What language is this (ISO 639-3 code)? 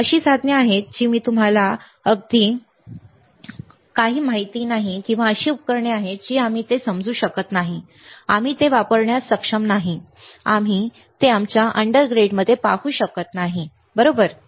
mar